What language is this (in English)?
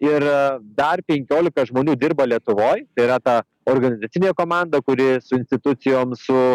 Lithuanian